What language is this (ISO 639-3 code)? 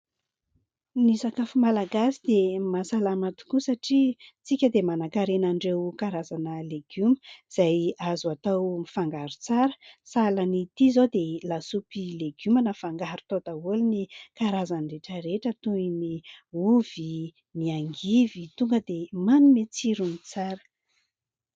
mlg